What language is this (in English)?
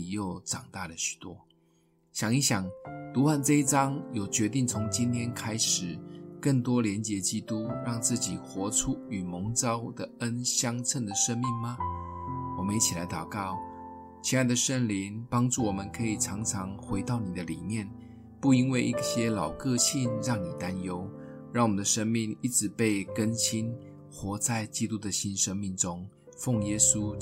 Chinese